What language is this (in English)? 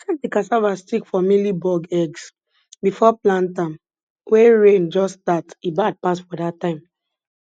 Nigerian Pidgin